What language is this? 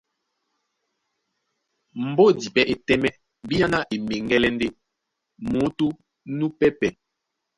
Duala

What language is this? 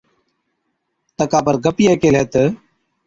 Od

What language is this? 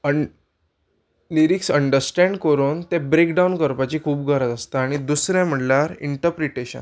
Konkani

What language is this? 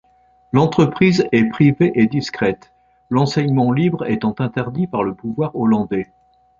French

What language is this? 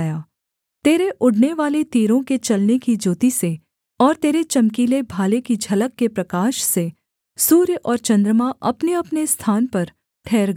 Hindi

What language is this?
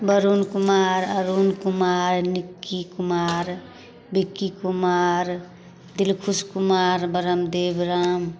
Maithili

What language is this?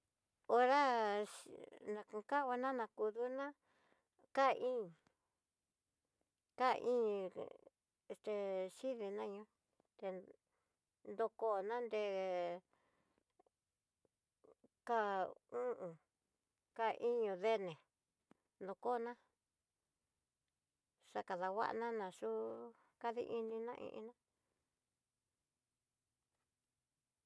Tidaá Mixtec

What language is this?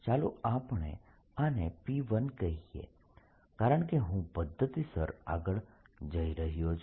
Gujarati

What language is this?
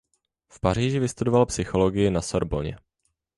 Czech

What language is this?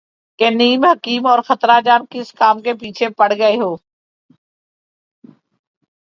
Urdu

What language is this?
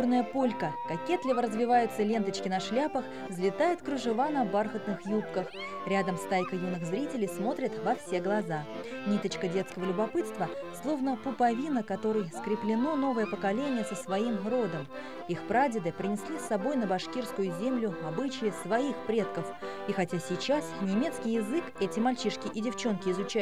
Russian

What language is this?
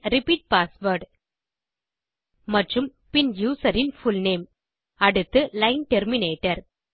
Tamil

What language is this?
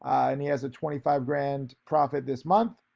English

